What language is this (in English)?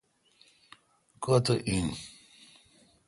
Kalkoti